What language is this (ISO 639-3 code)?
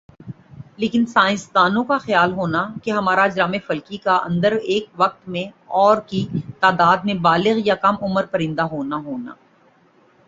urd